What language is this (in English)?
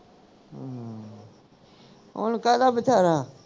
Punjabi